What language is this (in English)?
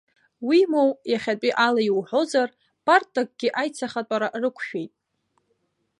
Abkhazian